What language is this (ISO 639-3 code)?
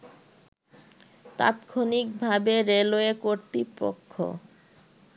ben